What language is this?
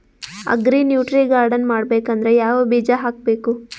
Kannada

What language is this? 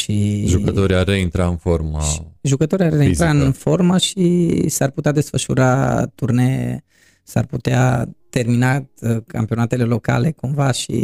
Romanian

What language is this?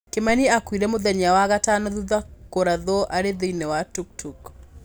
Kikuyu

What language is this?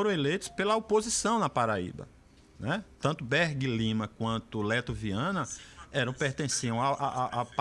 Portuguese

